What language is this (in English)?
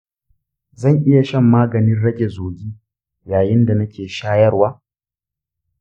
Hausa